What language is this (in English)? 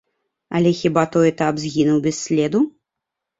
Belarusian